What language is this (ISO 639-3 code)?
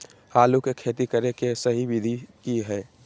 mag